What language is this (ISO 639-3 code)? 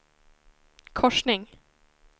swe